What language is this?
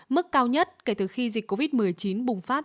Vietnamese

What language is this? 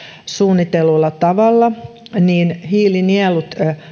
Finnish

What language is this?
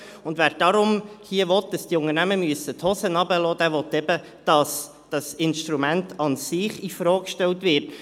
Swiss German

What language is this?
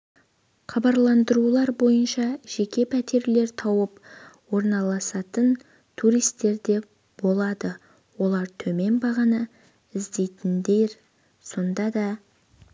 Kazakh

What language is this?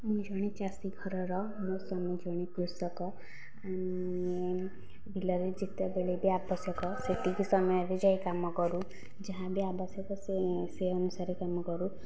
Odia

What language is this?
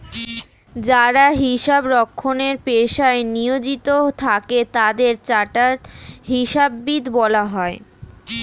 Bangla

